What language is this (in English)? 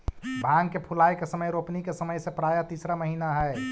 Magahi